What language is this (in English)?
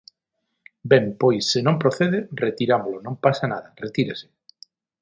Galician